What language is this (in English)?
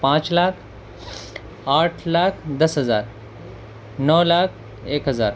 Urdu